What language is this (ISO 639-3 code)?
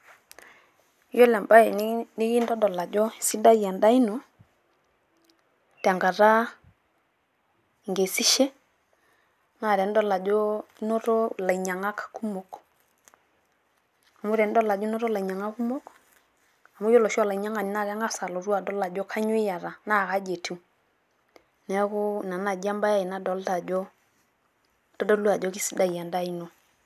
mas